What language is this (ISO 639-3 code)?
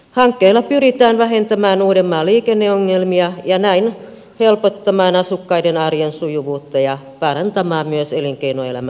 fin